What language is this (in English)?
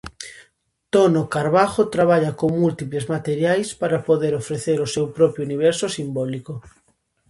Galician